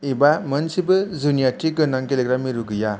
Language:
Bodo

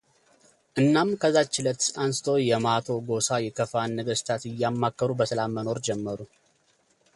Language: Amharic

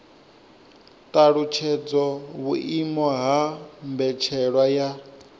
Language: Venda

